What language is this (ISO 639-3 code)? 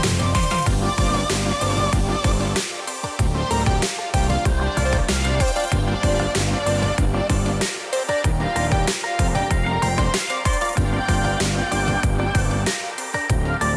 nor